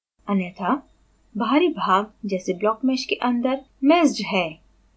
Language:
Hindi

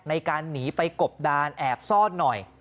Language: Thai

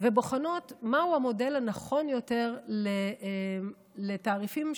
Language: Hebrew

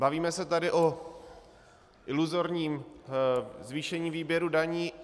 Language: Czech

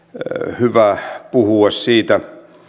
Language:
Finnish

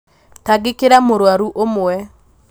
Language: Kikuyu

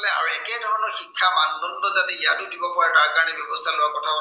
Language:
Assamese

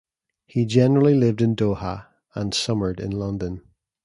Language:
English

